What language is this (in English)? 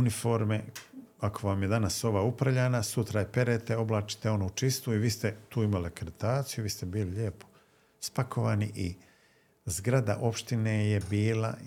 Croatian